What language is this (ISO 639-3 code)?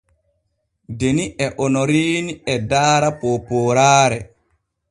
fue